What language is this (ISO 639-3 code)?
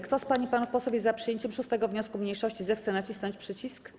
pol